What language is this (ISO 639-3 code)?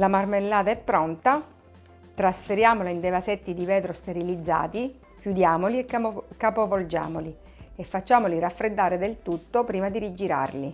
ita